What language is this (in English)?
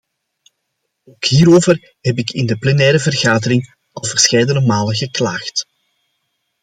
Dutch